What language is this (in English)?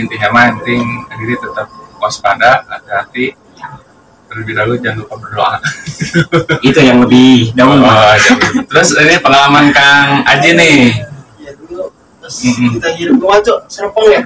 Indonesian